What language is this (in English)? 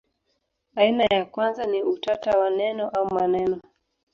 Swahili